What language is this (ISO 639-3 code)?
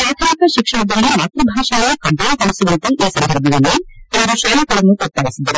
kan